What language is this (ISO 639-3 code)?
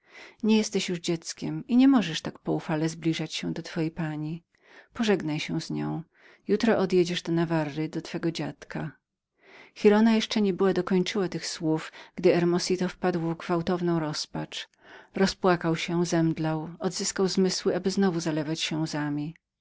pol